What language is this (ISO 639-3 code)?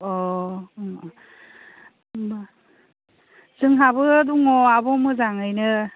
brx